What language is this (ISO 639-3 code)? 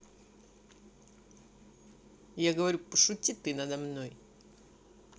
rus